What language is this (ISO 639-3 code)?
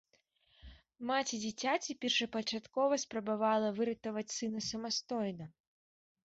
bel